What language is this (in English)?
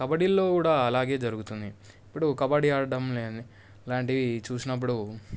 Telugu